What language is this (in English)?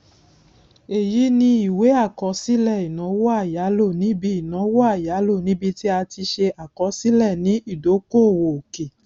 Yoruba